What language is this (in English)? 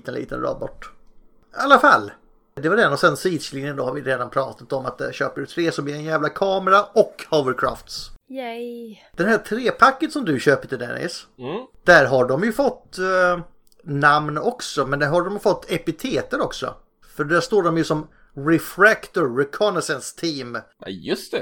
Swedish